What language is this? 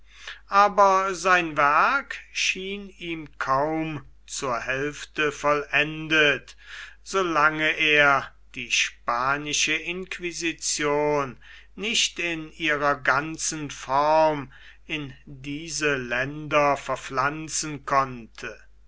German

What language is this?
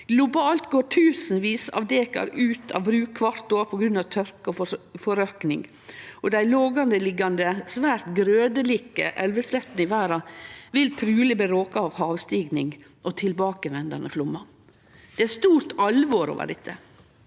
Norwegian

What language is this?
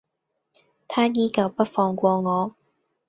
Cantonese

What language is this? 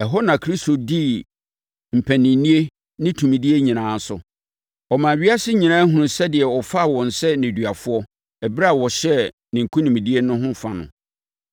Akan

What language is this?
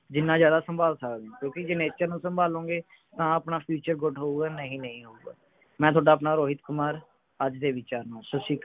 Punjabi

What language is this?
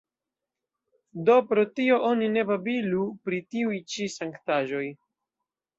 Esperanto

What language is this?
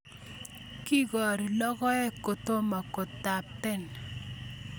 Kalenjin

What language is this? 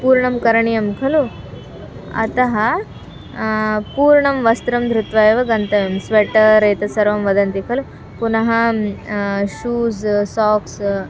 Sanskrit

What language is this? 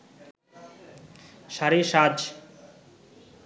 Bangla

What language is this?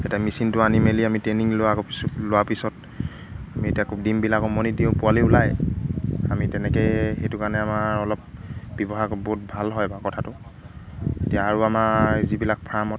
Assamese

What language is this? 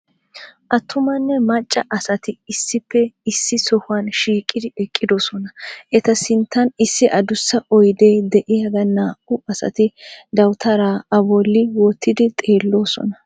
Wolaytta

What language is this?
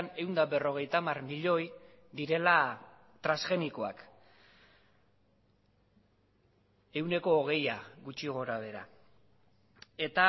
Basque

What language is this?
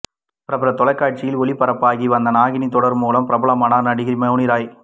Tamil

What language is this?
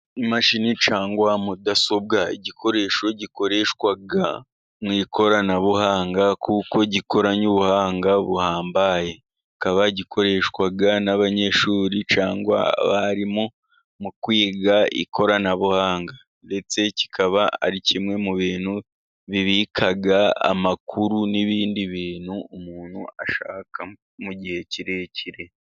Kinyarwanda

